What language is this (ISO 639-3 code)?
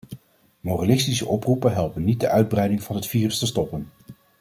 nld